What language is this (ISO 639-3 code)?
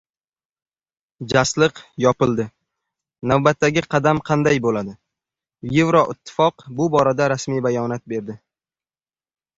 uzb